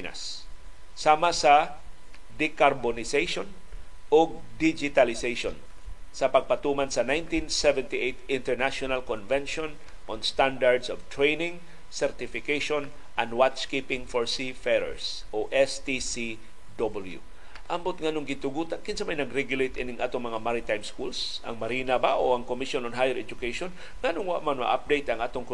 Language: Filipino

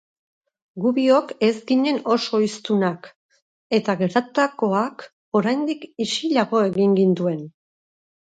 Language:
Basque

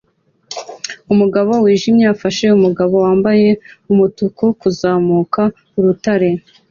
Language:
Kinyarwanda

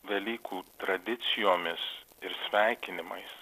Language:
Lithuanian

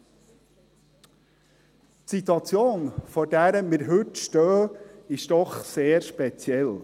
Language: Swiss German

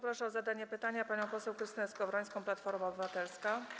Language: Polish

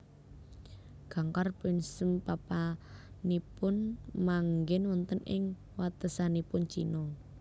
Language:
Javanese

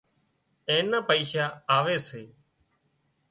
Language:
Wadiyara Koli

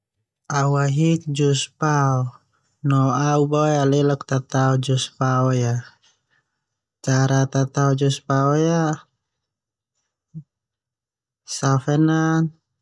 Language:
Termanu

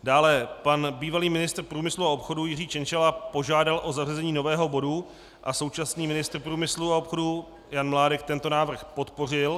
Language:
Czech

